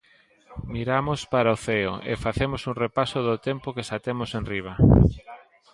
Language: Galician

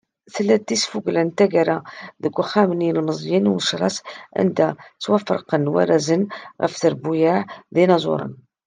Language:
Kabyle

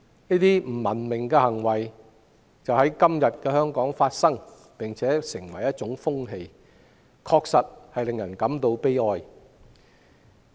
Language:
Cantonese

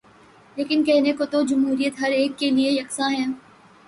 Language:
Urdu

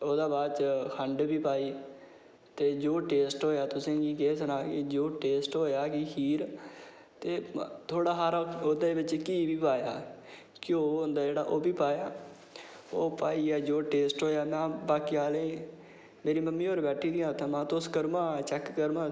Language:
Dogri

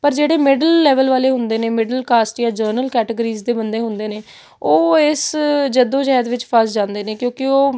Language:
Punjabi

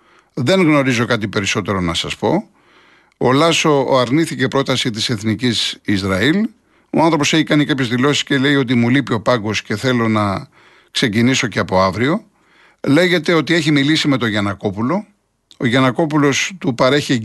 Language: Greek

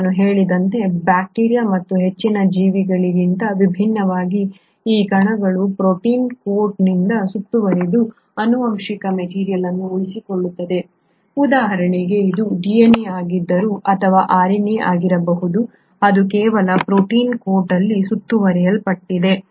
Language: Kannada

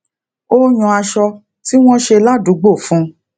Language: Yoruba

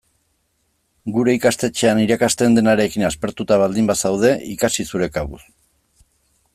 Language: Basque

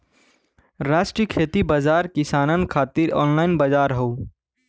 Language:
Bhojpuri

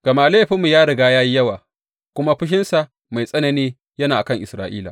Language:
Hausa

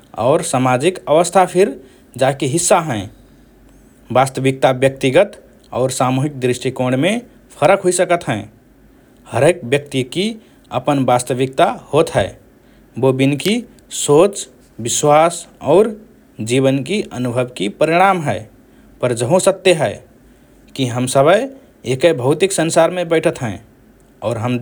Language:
Rana Tharu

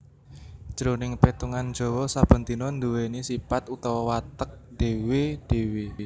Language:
Javanese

